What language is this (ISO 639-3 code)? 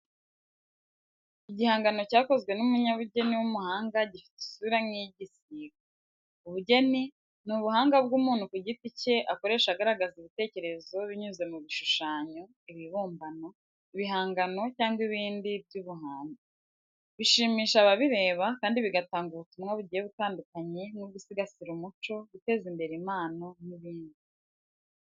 kin